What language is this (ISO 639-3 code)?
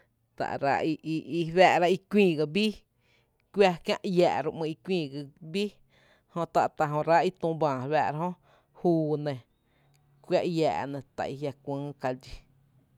cte